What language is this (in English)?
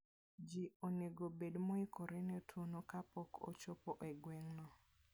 Luo (Kenya and Tanzania)